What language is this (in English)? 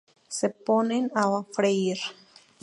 Spanish